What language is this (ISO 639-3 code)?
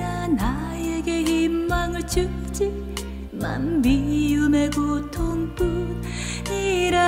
kor